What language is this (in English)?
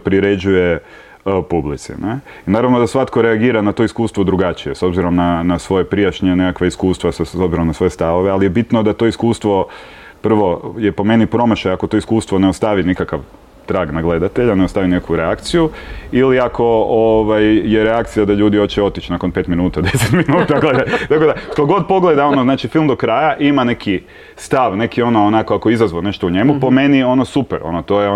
Croatian